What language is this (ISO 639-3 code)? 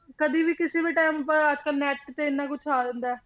pan